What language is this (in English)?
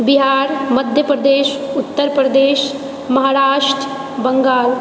Maithili